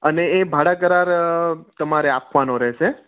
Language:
Gujarati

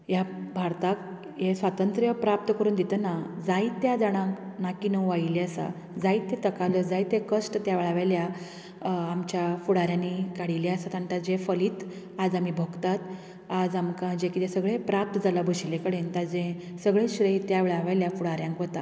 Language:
Konkani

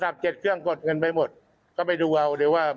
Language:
Thai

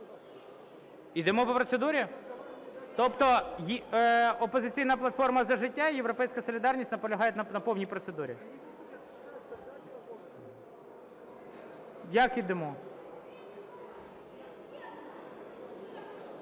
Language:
Ukrainian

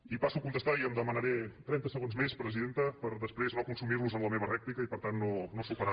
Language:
Catalan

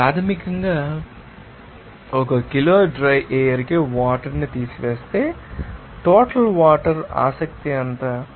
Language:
Telugu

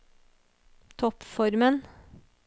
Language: Norwegian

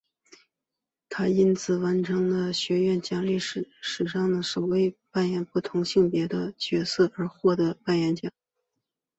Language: Chinese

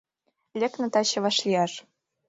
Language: Mari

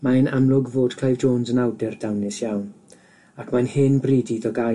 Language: Welsh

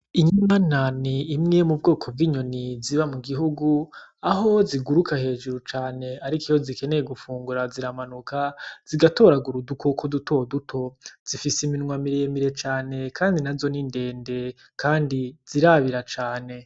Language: Rundi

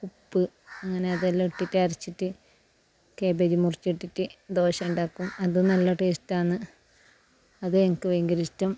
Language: Malayalam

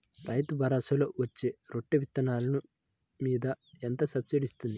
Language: Telugu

